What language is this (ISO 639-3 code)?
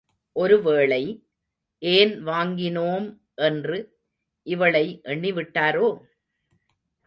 tam